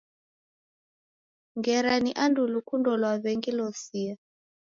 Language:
Taita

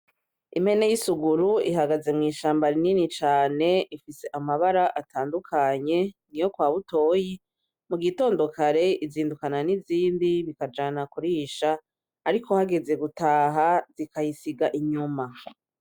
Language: Rundi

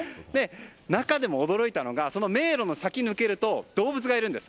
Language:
Japanese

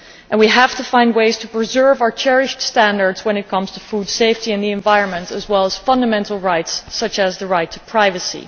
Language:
English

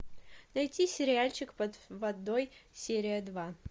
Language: Russian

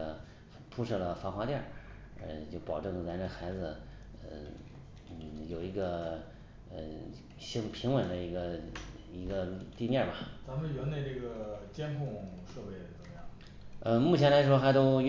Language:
Chinese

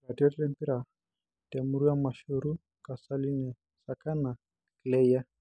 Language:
Masai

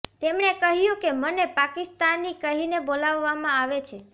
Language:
Gujarati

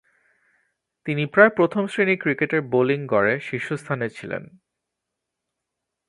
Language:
Bangla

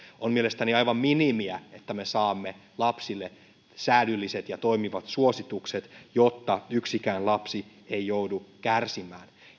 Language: Finnish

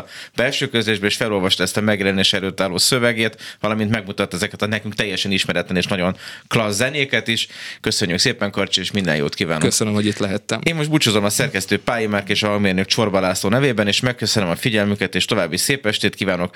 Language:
Hungarian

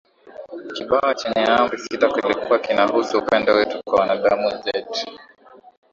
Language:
Swahili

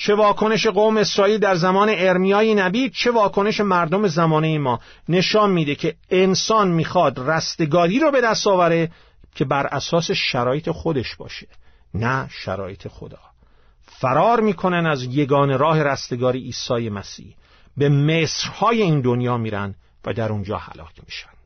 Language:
Persian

